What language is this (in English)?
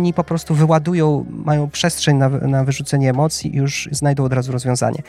Polish